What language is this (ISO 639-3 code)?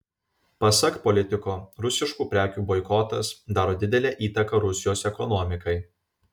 lit